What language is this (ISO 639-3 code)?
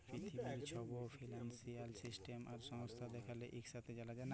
ben